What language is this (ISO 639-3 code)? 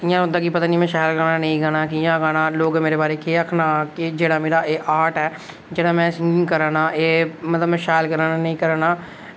doi